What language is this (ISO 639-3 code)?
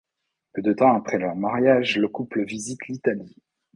fra